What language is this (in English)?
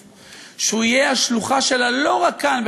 Hebrew